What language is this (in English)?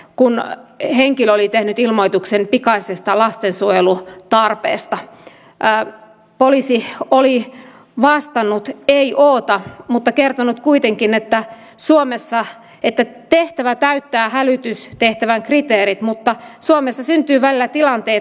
Finnish